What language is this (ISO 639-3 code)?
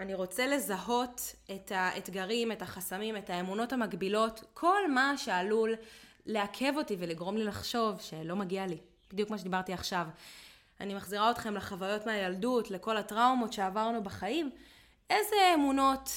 heb